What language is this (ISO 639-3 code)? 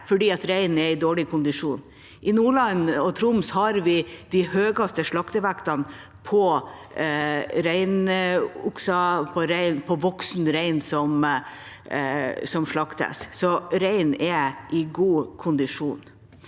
nor